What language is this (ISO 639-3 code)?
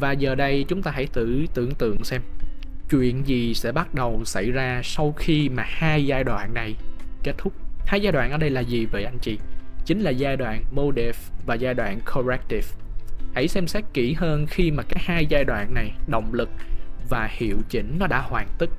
vie